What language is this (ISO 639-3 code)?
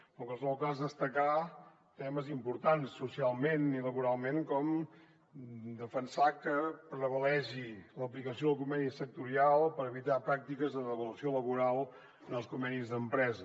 cat